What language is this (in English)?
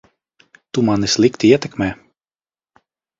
Latvian